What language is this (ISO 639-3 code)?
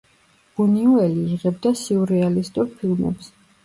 kat